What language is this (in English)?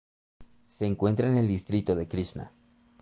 Spanish